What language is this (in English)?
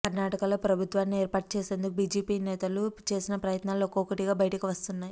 Telugu